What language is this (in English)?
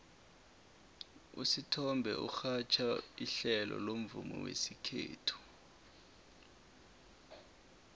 South Ndebele